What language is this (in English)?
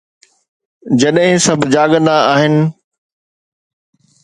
Sindhi